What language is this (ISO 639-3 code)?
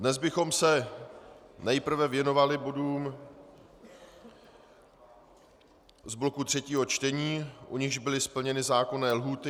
ces